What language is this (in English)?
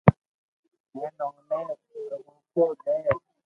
Loarki